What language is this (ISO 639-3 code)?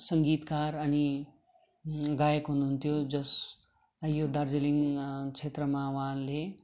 nep